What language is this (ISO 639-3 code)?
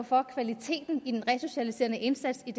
dan